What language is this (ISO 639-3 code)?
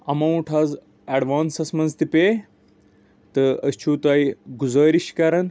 kas